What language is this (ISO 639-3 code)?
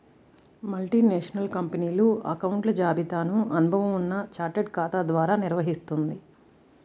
tel